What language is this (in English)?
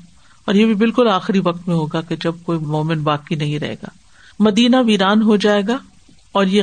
Urdu